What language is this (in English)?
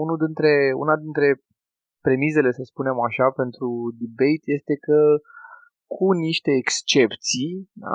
Romanian